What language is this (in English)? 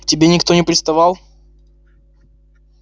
Russian